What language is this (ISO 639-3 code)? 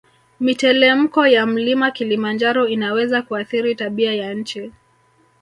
swa